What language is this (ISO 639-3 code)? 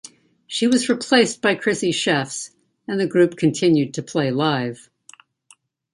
eng